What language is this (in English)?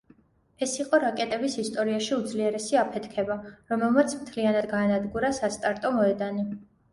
Georgian